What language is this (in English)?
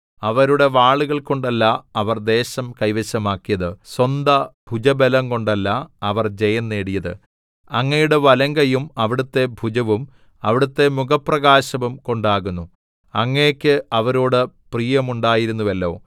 Malayalam